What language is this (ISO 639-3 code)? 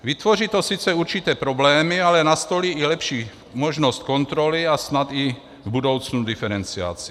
ces